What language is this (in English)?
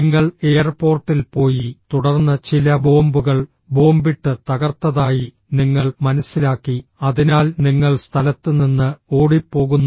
Malayalam